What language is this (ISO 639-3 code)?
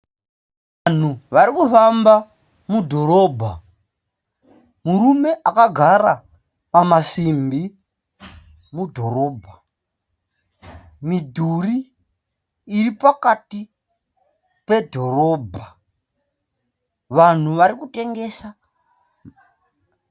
sna